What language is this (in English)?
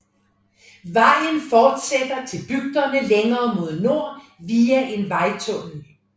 Danish